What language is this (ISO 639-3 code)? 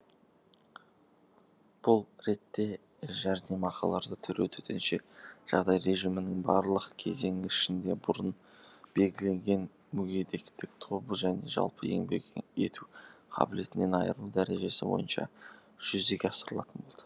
kaz